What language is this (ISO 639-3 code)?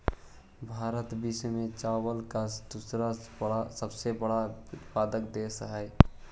mag